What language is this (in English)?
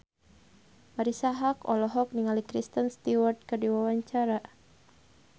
Sundanese